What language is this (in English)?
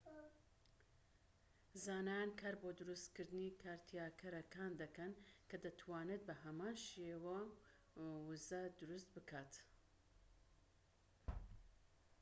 Central Kurdish